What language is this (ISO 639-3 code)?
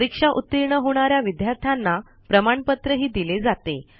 mar